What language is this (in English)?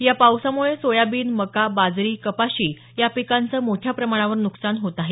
Marathi